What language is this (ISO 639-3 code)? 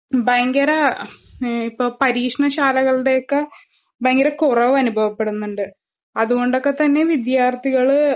mal